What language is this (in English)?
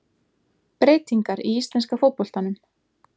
Icelandic